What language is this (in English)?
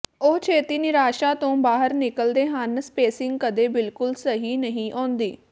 Punjabi